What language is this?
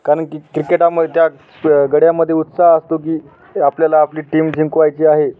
Marathi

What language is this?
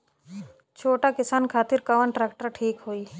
Bhojpuri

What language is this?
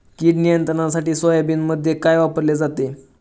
Marathi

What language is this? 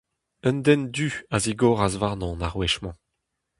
Breton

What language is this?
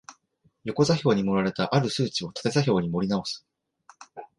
Japanese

